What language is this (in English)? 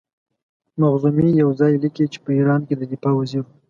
Pashto